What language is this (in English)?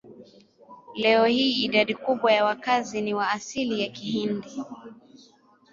Swahili